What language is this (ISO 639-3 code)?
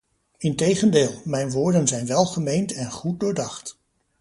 nld